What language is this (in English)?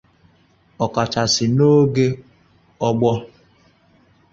Igbo